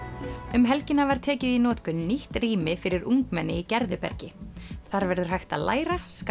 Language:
Icelandic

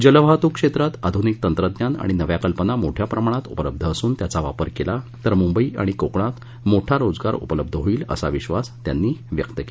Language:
Marathi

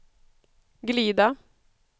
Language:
Swedish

